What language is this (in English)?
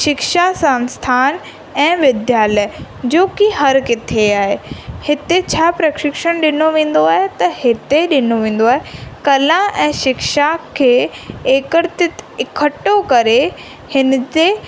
Sindhi